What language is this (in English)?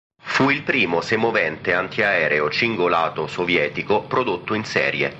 Italian